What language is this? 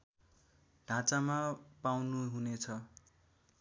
Nepali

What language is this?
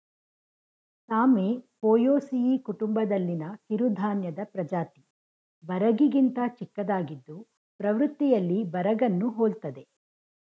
Kannada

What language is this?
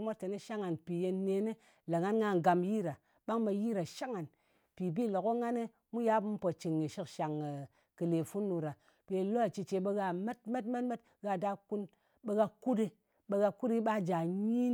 Ngas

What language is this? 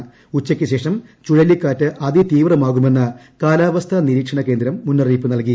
Malayalam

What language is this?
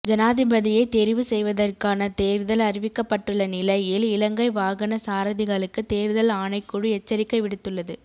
Tamil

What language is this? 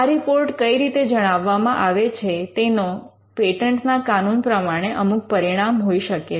Gujarati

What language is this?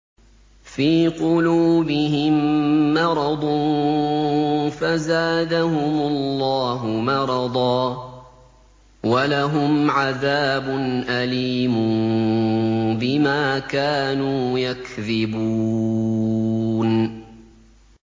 Arabic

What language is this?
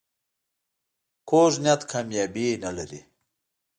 Pashto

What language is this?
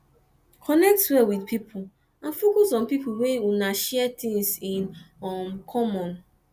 Nigerian Pidgin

